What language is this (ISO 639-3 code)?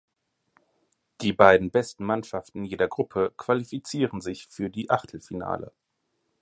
deu